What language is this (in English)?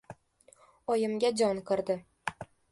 Uzbek